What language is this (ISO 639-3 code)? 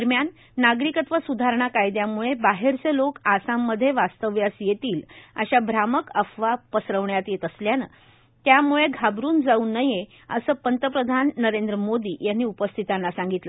mar